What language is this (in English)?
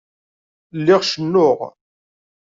Kabyle